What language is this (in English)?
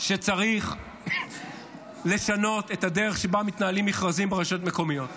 Hebrew